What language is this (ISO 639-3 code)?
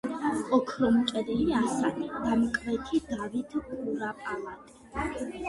kat